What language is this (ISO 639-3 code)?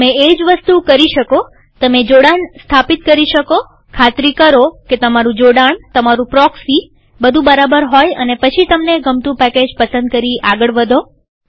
guj